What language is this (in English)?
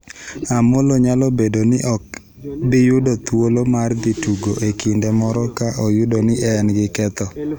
Luo (Kenya and Tanzania)